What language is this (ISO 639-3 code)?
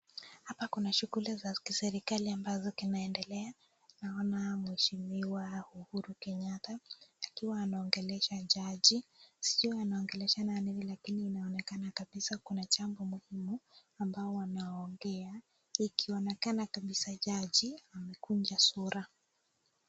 swa